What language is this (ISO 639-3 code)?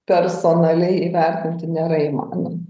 lit